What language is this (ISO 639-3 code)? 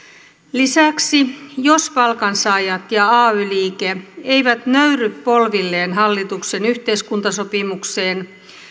fin